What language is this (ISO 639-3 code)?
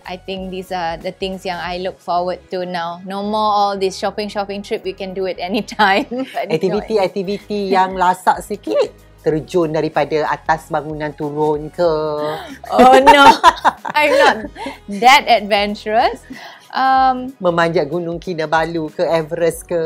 msa